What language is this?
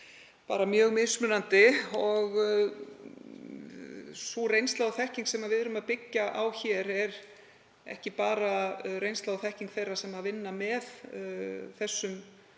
Icelandic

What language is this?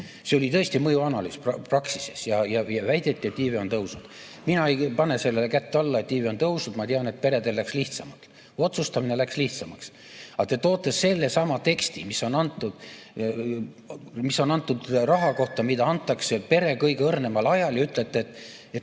Estonian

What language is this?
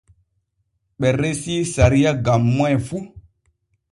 Borgu Fulfulde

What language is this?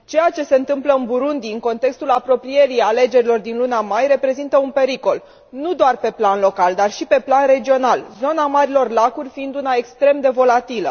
Romanian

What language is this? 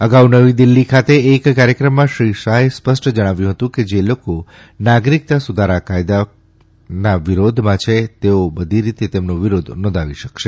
Gujarati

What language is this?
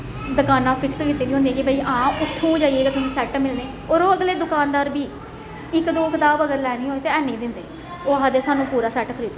Dogri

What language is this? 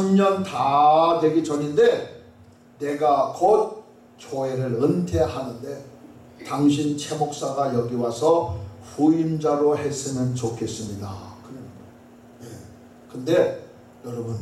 Korean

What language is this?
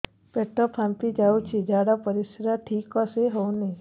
Odia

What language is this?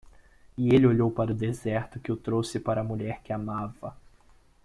Portuguese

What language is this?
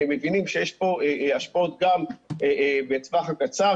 Hebrew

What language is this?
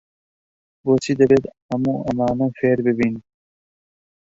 Central Kurdish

